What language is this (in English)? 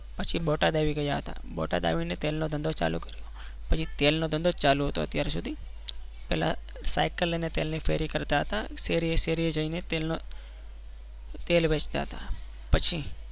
Gujarati